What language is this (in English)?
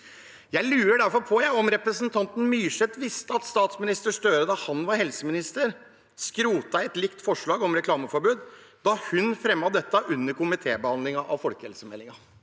Norwegian